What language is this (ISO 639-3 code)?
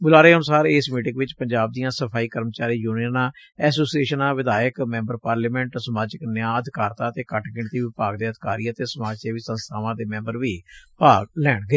pan